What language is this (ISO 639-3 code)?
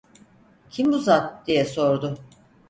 tur